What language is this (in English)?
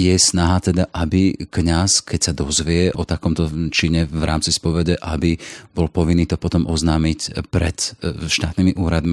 Slovak